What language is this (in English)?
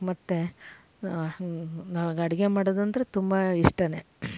Kannada